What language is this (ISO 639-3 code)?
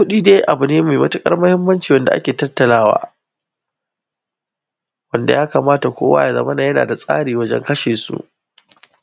hau